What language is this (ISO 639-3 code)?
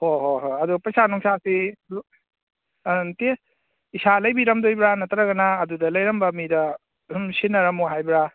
mni